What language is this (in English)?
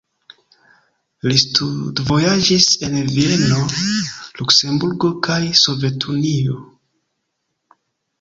Esperanto